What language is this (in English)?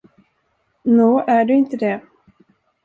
Swedish